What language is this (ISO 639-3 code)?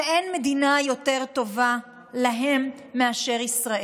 heb